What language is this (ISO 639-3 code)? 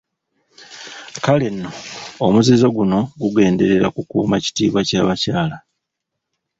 lug